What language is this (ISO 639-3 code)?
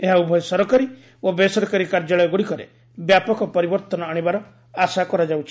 ori